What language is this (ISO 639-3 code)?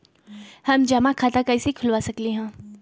mag